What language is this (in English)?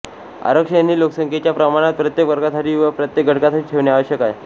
Marathi